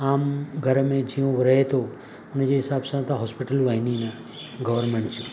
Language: Sindhi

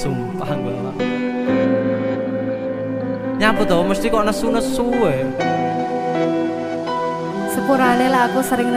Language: Indonesian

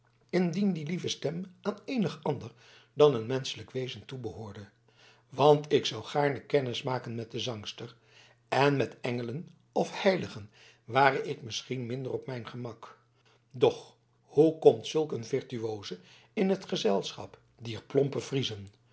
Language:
Dutch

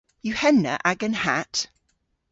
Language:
Cornish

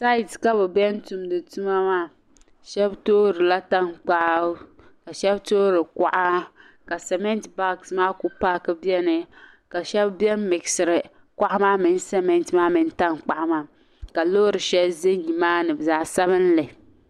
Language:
Dagbani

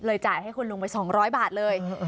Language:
Thai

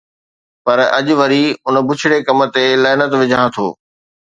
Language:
Sindhi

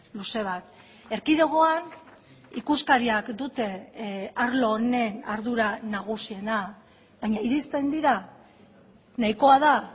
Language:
Basque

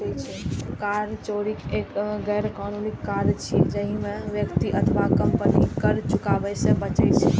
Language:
Maithili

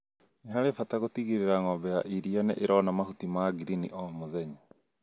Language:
Kikuyu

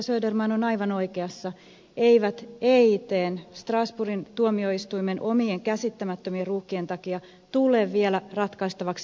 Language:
Finnish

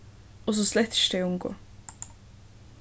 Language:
Faroese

